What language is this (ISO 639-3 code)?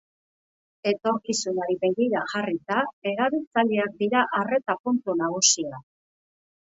eus